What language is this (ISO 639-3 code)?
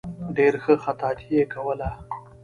pus